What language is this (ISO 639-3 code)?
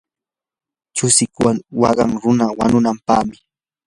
qur